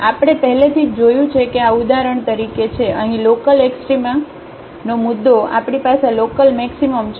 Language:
Gujarati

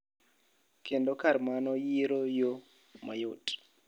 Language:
Luo (Kenya and Tanzania)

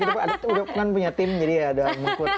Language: Indonesian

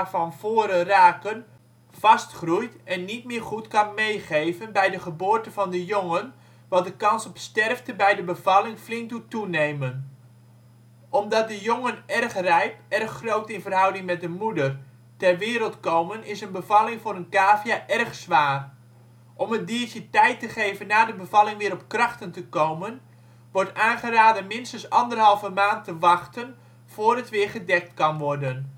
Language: Dutch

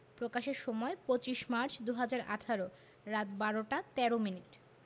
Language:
Bangla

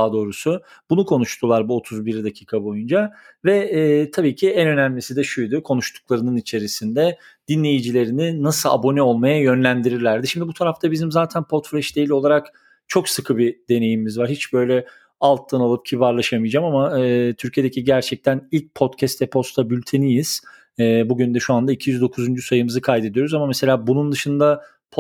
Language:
Turkish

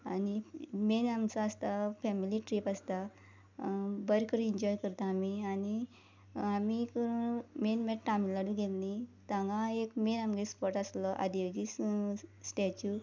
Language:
Konkani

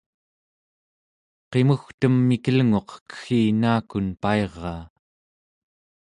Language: Central Yupik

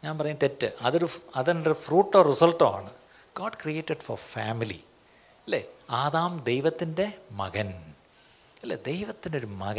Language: Malayalam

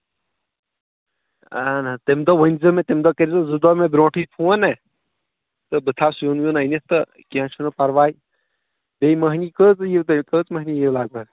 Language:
Kashmiri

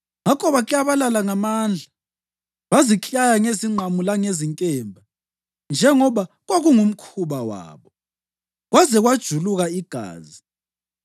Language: North Ndebele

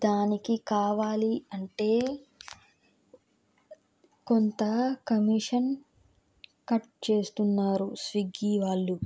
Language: Telugu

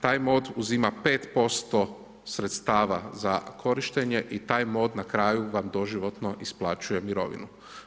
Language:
Croatian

